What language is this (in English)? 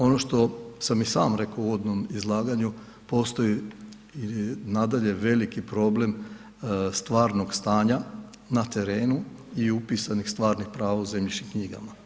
Croatian